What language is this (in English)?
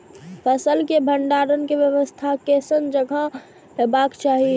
Maithili